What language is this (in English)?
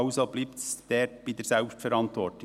Swiss German